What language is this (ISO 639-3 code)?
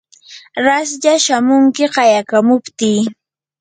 qur